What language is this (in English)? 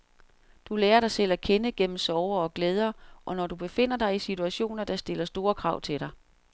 Danish